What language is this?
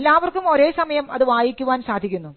Malayalam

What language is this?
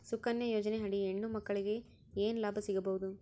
Kannada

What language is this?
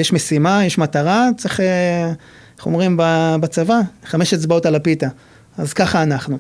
Hebrew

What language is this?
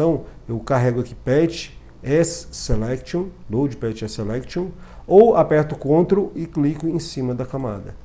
Portuguese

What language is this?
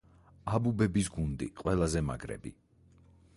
Georgian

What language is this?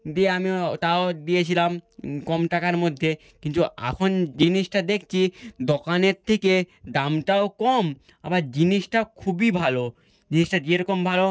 Bangla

